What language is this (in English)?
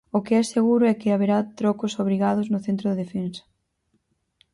Galician